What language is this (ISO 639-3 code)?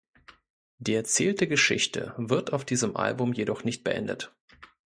deu